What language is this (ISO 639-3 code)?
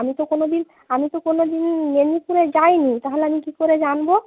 ben